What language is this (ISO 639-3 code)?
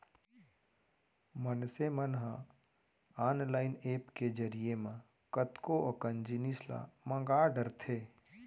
hne